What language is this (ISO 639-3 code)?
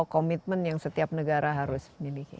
ind